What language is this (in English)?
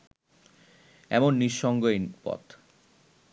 Bangla